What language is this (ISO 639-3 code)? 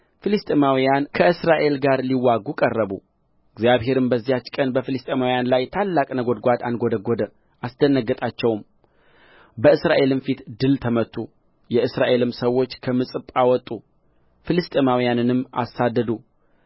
amh